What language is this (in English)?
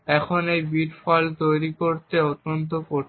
Bangla